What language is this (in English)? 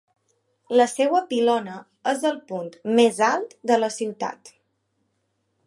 Catalan